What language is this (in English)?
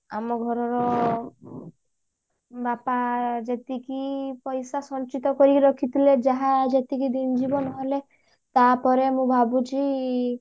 Odia